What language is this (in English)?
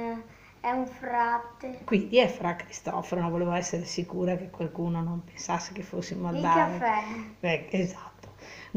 Italian